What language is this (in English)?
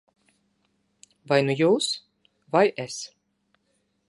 Latvian